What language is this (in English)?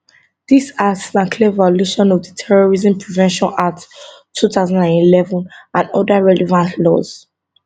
Nigerian Pidgin